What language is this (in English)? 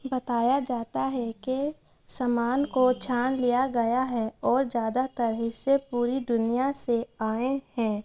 Urdu